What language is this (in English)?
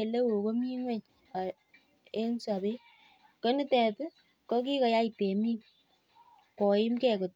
Kalenjin